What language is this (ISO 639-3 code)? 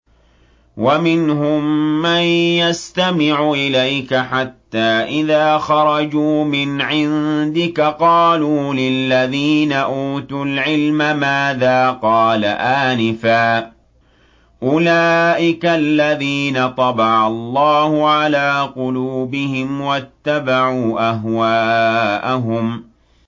ara